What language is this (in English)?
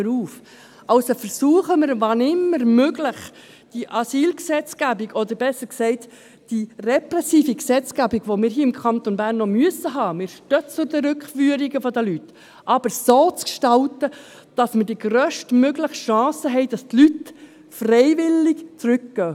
Swiss German